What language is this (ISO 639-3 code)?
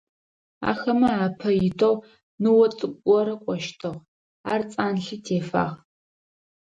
ady